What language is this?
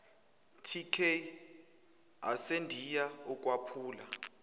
Zulu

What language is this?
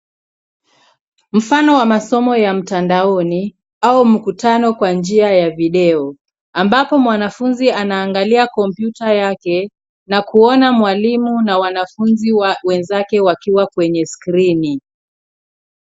Swahili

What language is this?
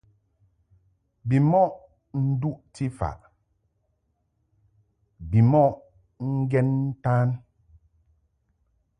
Mungaka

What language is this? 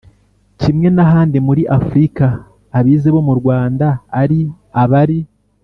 Kinyarwanda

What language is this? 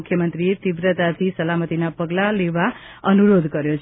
Gujarati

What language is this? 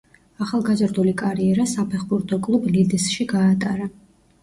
Georgian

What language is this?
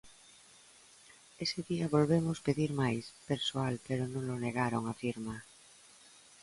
Galician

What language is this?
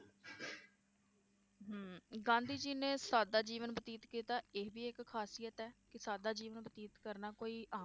Punjabi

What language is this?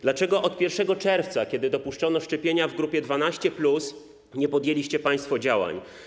Polish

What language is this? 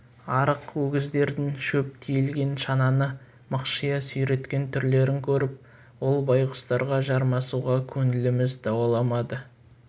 Kazakh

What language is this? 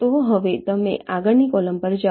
Gujarati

